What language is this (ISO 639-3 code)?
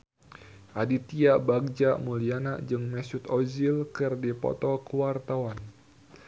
sun